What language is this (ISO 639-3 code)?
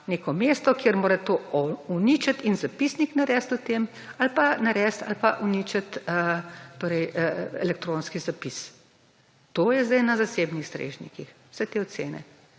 slv